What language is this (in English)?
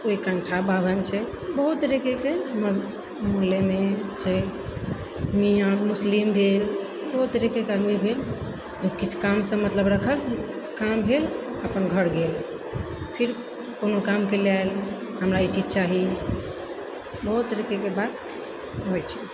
Maithili